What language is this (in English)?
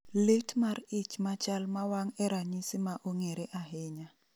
Luo (Kenya and Tanzania)